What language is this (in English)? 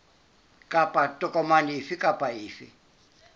Southern Sotho